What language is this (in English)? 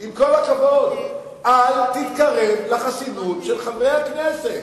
Hebrew